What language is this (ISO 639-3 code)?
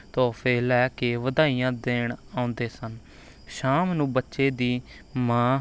pan